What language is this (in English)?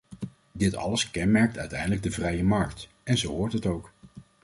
Dutch